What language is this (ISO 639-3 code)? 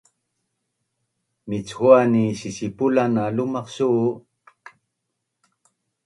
bnn